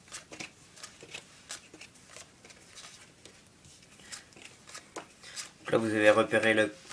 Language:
French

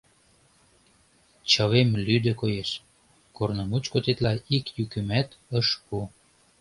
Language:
Mari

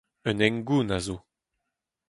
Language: Breton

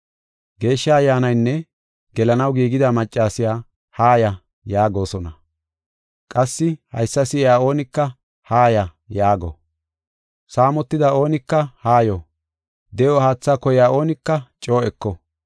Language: Gofa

